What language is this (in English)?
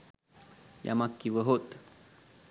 Sinhala